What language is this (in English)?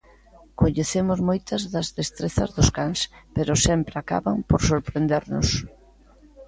Galician